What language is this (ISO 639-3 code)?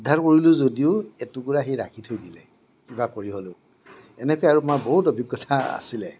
asm